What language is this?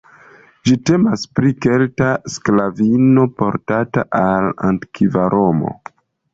Esperanto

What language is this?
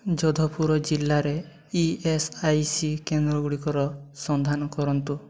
Odia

